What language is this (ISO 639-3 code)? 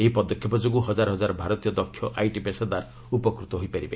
ori